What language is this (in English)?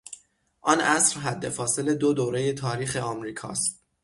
Persian